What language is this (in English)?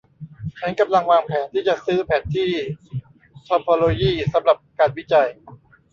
Thai